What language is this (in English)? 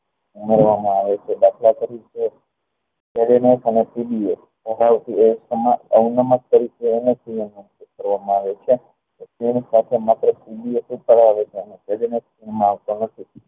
Gujarati